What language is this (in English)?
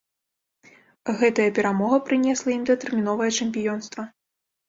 Belarusian